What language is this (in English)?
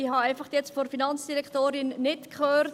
Swiss German